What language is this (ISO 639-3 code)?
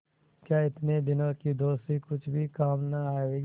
hin